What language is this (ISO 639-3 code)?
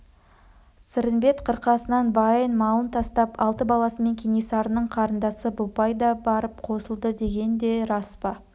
kaz